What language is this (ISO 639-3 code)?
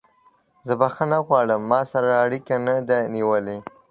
pus